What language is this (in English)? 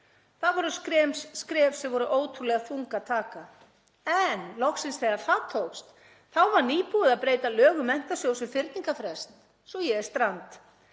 Icelandic